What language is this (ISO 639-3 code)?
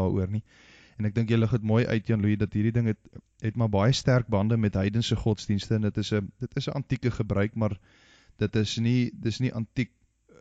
nld